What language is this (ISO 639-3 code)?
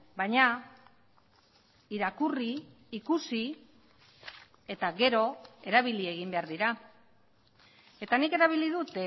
eus